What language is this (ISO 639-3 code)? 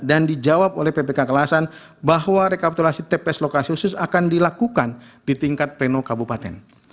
ind